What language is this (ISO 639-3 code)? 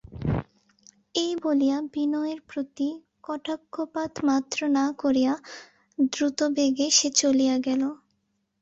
ben